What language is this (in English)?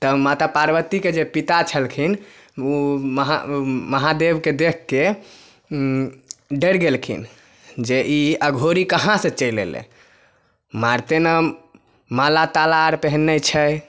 Maithili